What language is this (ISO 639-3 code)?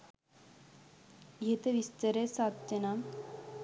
sin